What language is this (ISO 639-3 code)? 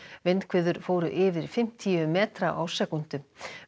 isl